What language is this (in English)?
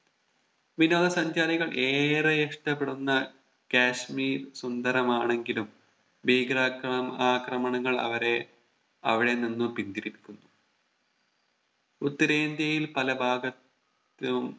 Malayalam